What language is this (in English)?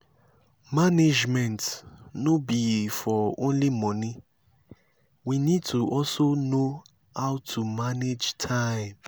Nigerian Pidgin